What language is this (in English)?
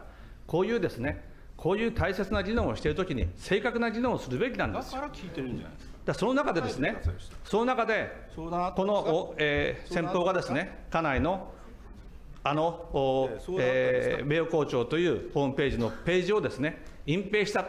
Japanese